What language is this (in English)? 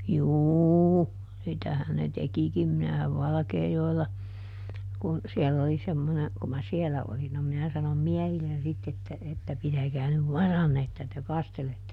Finnish